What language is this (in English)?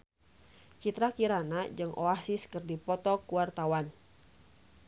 Sundanese